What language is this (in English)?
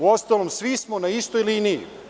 Serbian